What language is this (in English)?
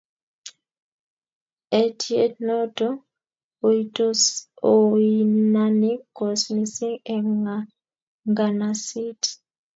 Kalenjin